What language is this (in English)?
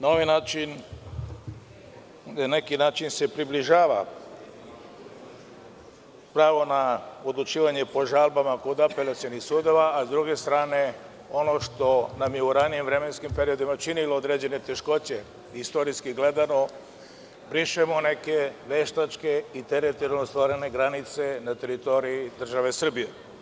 Serbian